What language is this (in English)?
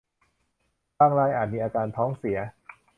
Thai